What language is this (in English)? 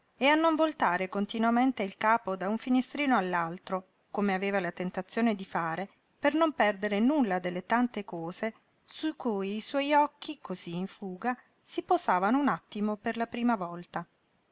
Italian